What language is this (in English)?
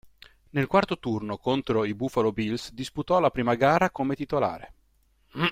Italian